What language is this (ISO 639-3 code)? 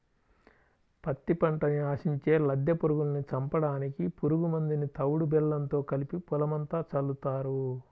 tel